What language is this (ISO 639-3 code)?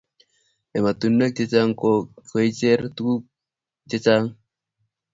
kln